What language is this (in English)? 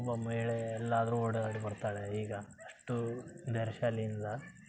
Kannada